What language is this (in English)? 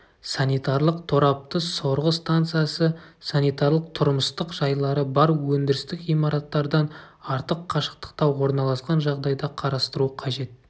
Kazakh